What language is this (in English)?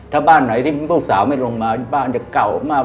Thai